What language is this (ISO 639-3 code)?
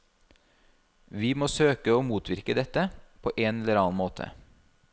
nor